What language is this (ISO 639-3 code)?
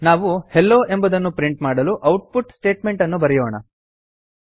kan